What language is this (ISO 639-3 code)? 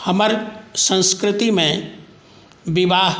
mai